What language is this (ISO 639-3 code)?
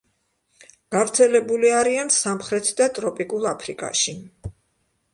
kat